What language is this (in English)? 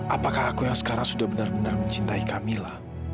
Indonesian